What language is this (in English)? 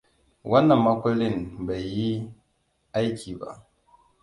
Hausa